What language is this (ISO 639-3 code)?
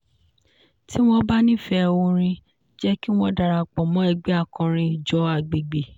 yor